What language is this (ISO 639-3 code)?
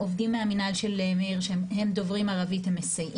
heb